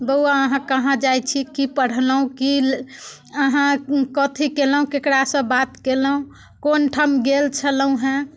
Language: Maithili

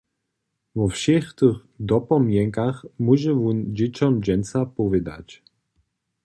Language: Upper Sorbian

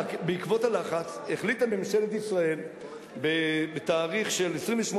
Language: Hebrew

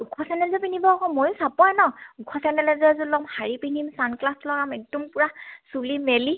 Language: Assamese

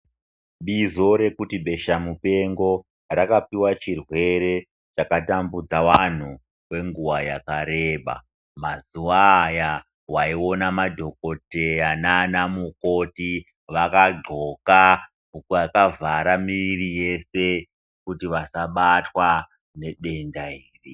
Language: Ndau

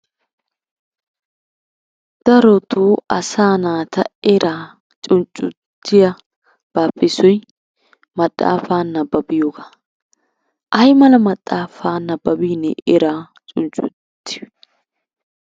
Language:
Wolaytta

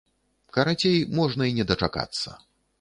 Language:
Belarusian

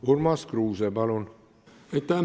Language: Estonian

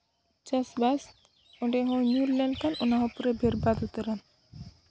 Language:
Santali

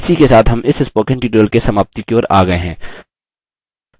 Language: Hindi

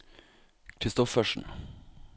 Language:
Norwegian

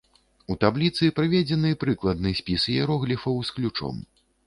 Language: Belarusian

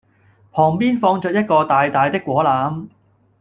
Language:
Cantonese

